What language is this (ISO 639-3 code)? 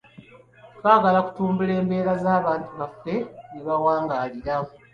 lug